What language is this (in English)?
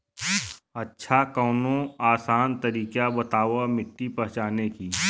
Bhojpuri